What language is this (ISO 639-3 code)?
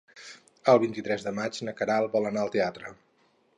cat